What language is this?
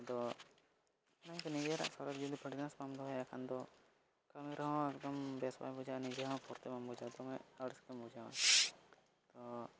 Santali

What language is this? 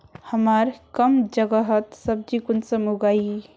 Magahi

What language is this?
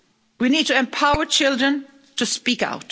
English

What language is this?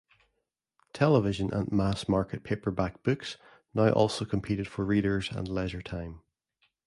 English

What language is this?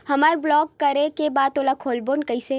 Chhattisgarhi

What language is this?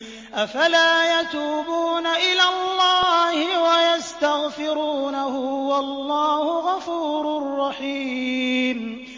Arabic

